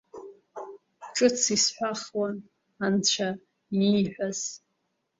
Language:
Abkhazian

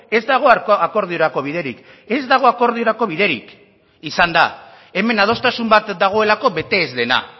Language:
Basque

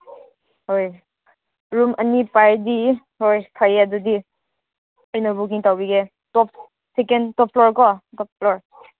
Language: Manipuri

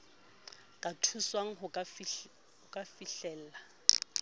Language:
Southern Sotho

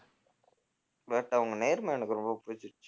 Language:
Tamil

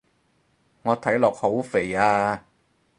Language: Cantonese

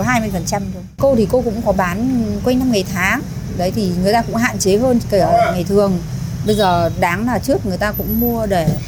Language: Vietnamese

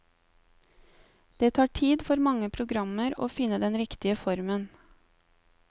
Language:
Norwegian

